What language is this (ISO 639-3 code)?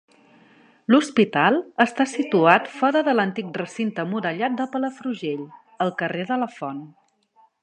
cat